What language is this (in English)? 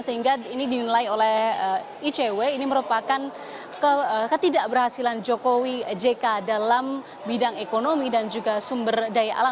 Indonesian